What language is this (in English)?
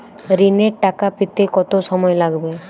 Bangla